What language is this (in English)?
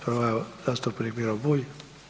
Croatian